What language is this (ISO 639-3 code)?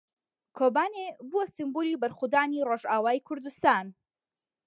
ckb